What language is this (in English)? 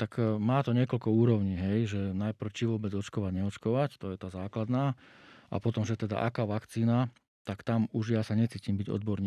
Slovak